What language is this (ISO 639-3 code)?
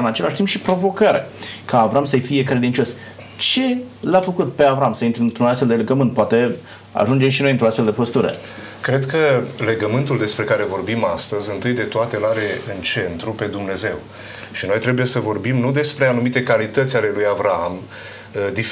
ron